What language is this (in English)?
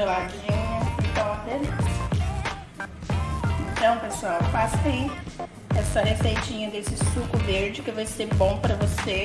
Portuguese